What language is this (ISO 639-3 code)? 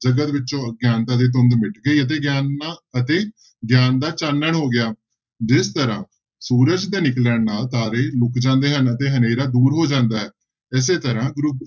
pan